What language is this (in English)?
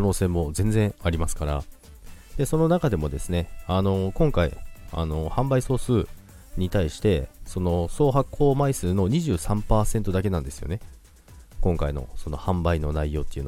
Japanese